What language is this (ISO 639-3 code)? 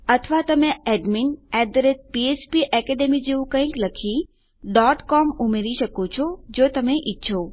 guj